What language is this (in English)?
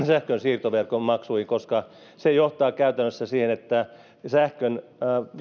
Finnish